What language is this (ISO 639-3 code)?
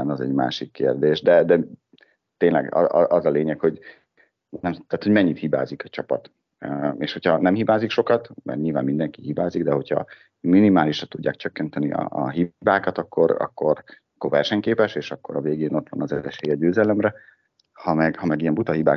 hun